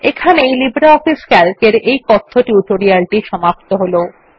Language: Bangla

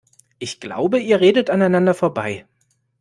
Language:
German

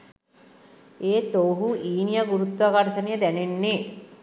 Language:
Sinhala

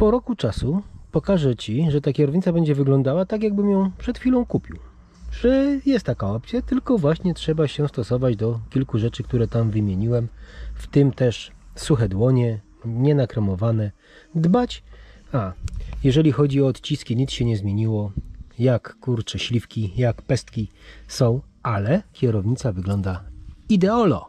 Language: Polish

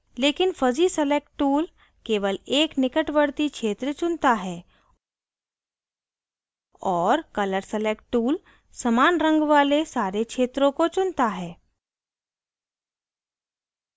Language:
Hindi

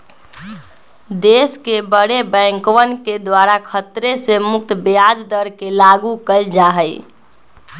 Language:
Magahi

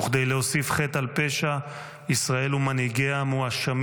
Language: Hebrew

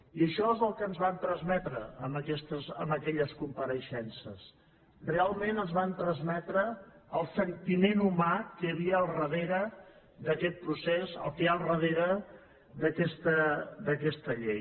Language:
Catalan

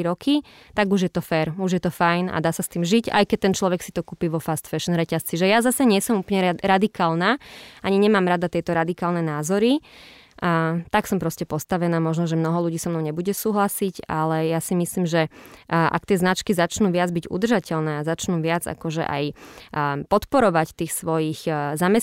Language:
Slovak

